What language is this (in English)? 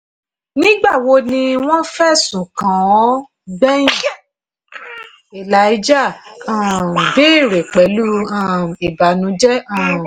Yoruba